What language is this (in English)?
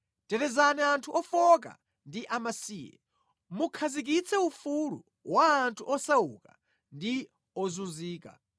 Nyanja